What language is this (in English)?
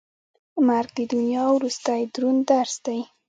Pashto